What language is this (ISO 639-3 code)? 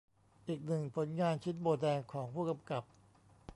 tha